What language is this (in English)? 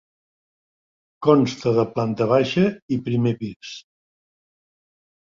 Catalan